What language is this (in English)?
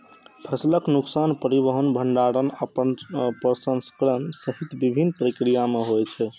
Maithili